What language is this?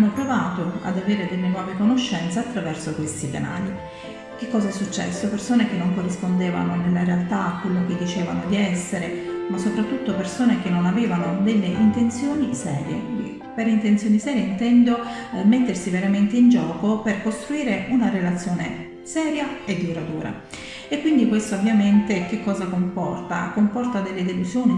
Italian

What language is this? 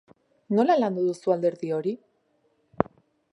Basque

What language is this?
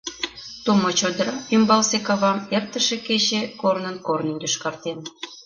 Mari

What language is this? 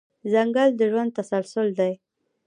Pashto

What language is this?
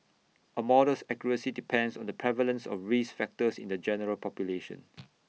English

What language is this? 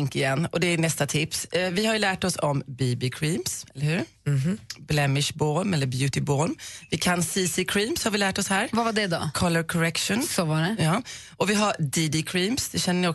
Swedish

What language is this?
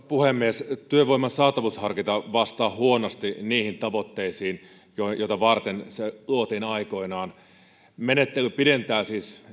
Finnish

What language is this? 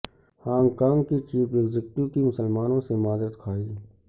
Urdu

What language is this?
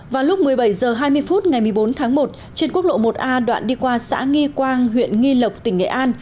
Vietnamese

